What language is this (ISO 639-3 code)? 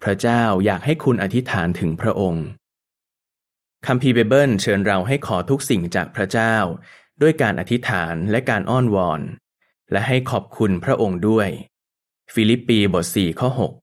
tha